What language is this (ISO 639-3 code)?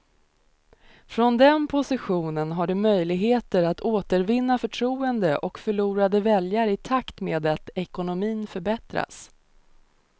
swe